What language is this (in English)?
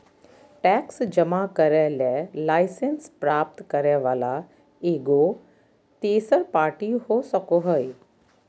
Magahi